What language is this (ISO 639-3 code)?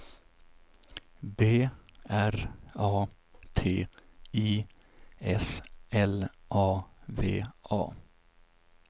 swe